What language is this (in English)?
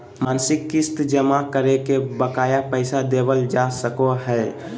Magahi